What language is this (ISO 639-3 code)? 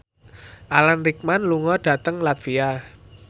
jav